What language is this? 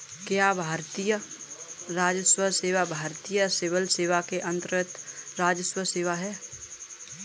Hindi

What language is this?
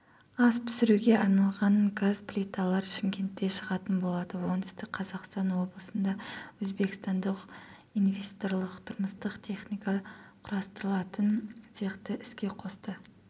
Kazakh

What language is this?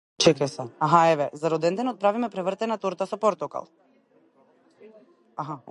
Macedonian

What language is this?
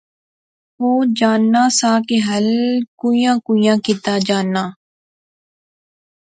Pahari-Potwari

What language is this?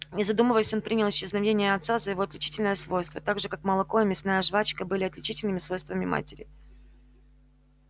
Russian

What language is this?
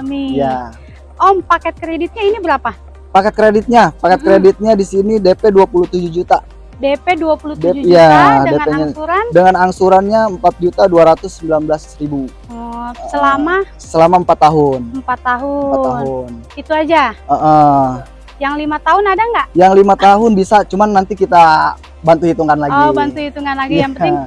Indonesian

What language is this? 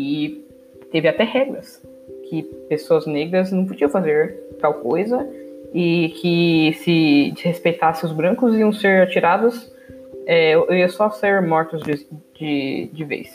Portuguese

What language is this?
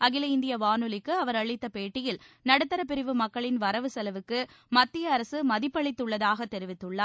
Tamil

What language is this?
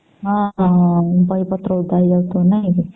Odia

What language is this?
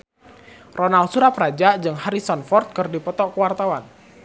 Sundanese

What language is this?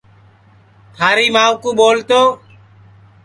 Sansi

